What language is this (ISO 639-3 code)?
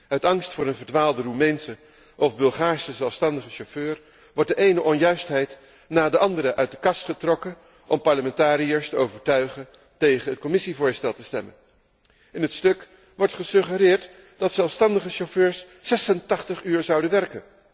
nld